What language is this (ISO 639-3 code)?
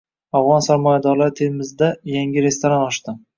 uzb